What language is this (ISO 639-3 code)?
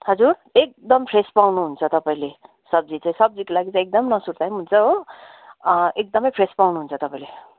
nep